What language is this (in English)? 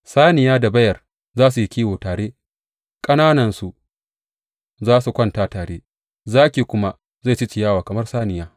Hausa